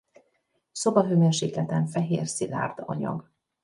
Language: Hungarian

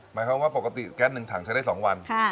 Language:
Thai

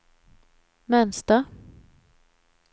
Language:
Swedish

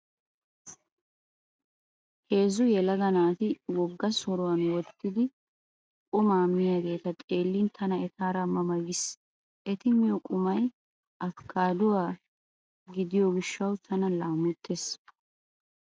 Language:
Wolaytta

